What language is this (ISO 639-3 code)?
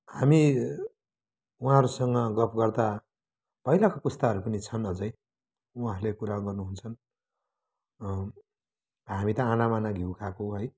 nep